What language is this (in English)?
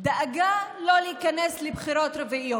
Hebrew